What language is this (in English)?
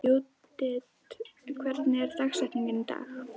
Icelandic